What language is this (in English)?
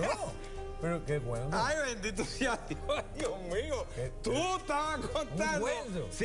Spanish